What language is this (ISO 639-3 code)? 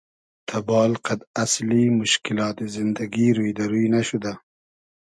haz